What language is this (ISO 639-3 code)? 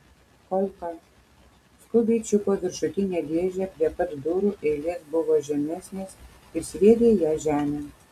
lit